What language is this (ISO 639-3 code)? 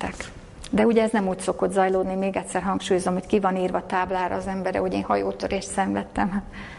hun